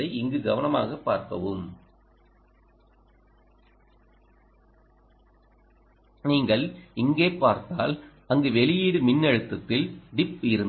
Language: Tamil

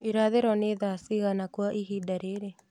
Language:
Kikuyu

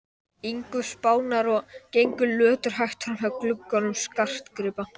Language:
Icelandic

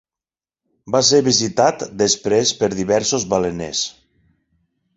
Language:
Catalan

